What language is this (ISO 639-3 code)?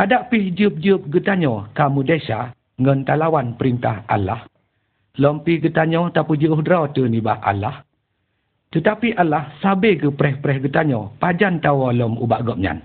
msa